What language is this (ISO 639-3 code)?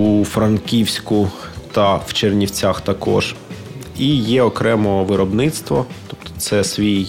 ukr